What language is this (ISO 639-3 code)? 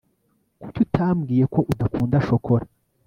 kin